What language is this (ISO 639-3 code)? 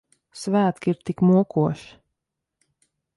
lav